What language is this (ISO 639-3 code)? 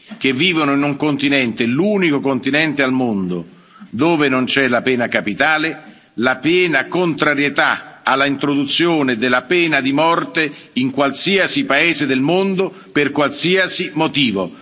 ita